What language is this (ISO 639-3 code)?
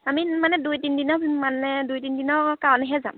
asm